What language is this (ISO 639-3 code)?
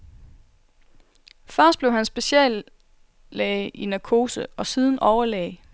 dan